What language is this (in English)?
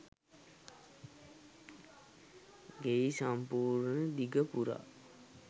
Sinhala